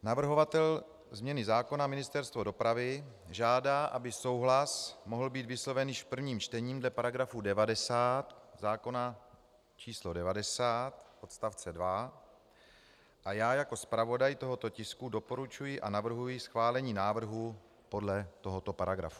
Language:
Czech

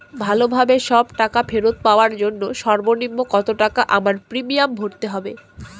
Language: Bangla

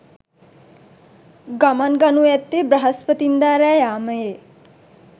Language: Sinhala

